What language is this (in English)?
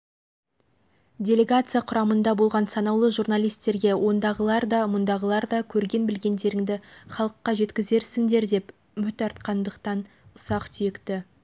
Kazakh